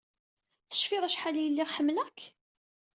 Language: Kabyle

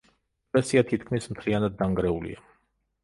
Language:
Georgian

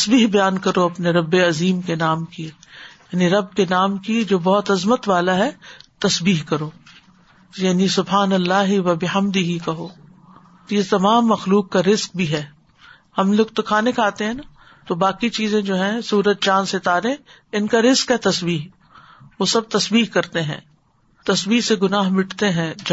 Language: Urdu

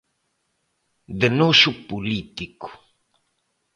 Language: Galician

